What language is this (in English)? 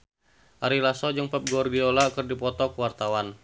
Sundanese